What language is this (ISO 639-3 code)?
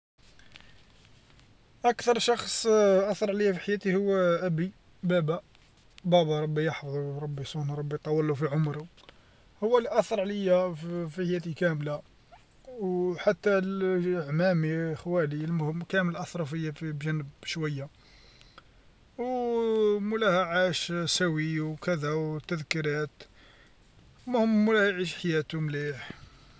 arq